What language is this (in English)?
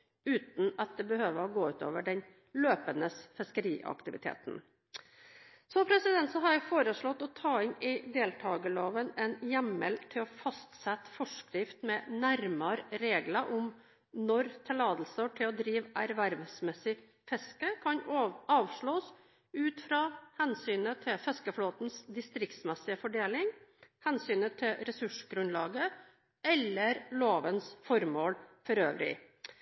Norwegian Bokmål